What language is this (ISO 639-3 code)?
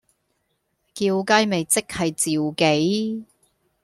yue